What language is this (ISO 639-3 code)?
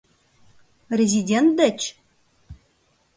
chm